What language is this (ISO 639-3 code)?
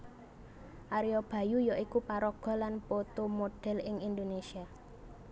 jav